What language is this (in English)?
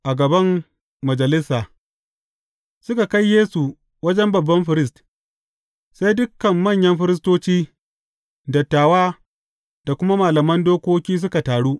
Hausa